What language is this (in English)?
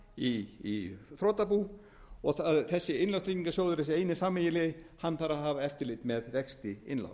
Icelandic